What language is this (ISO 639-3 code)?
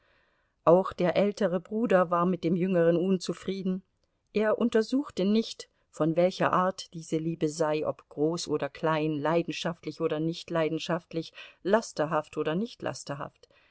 deu